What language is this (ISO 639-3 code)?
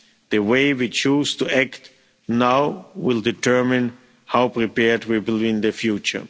eng